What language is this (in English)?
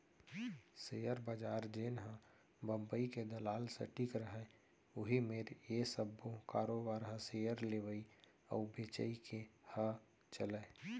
Chhattisgarhi